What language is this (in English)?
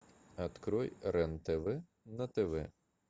Russian